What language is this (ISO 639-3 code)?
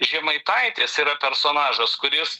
lit